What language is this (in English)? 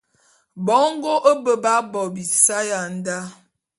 Bulu